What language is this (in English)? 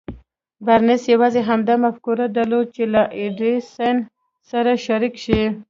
Pashto